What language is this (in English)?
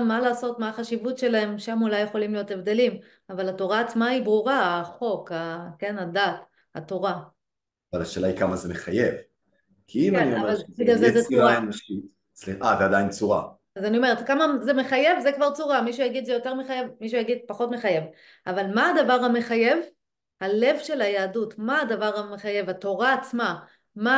Hebrew